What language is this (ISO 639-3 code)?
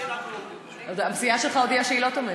heb